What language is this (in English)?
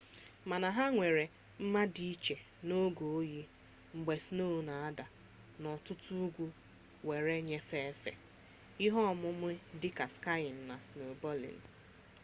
Igbo